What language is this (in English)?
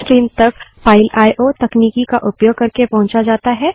Hindi